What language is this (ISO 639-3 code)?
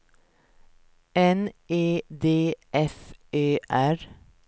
swe